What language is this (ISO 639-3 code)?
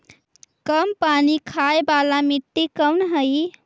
mag